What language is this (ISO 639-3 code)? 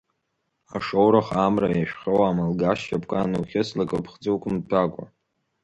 abk